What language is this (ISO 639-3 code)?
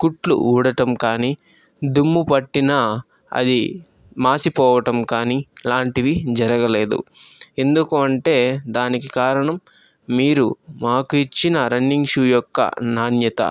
tel